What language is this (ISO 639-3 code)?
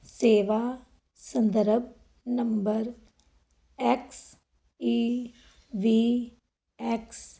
pan